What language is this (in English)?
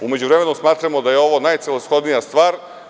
Serbian